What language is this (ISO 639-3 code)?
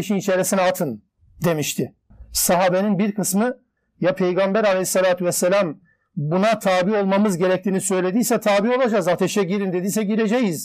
tur